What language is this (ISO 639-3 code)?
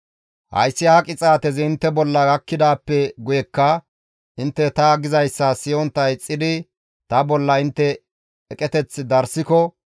gmv